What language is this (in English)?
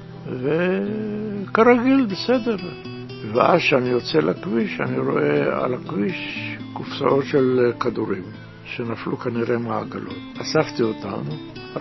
Hebrew